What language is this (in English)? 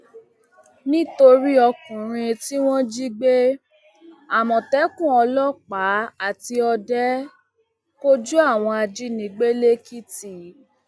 Yoruba